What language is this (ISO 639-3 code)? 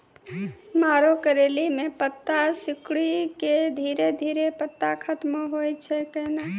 mai